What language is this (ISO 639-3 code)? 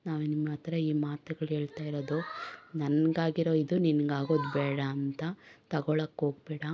kan